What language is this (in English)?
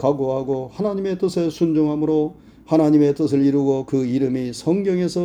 Korean